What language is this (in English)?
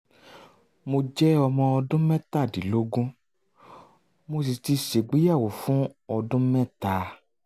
Yoruba